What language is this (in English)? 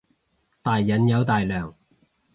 Cantonese